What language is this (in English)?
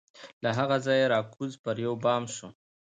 Pashto